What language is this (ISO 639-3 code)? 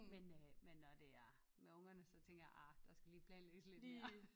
dan